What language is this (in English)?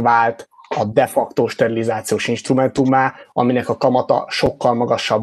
Hungarian